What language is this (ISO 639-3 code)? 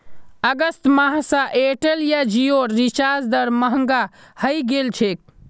mag